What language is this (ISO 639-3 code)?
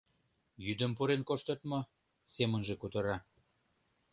chm